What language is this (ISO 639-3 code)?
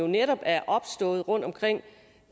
dan